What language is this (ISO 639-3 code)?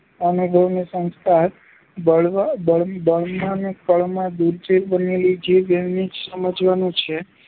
guj